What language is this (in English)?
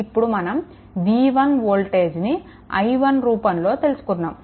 Telugu